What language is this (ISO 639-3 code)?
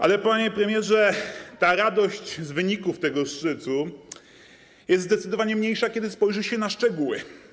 pol